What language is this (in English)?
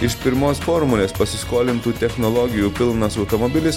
Lithuanian